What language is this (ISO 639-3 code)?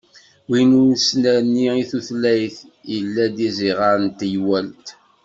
kab